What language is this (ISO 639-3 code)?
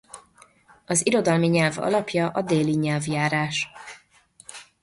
hun